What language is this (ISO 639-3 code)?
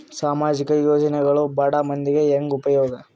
kan